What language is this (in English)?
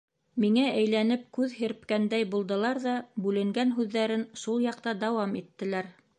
Bashkir